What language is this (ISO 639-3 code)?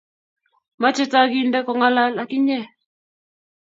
kln